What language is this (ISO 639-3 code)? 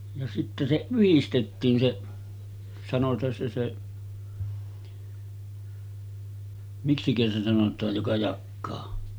fin